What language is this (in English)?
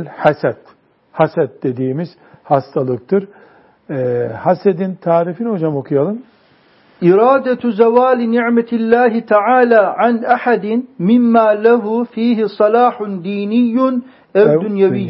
Turkish